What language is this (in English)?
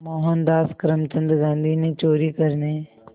Hindi